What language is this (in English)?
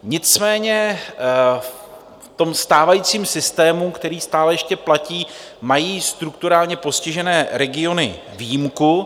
Czech